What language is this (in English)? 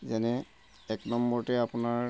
Assamese